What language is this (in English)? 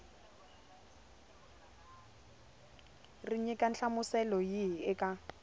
Tsonga